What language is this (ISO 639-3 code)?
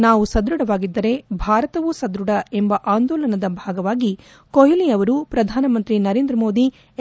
kan